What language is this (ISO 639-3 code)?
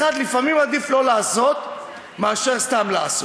heb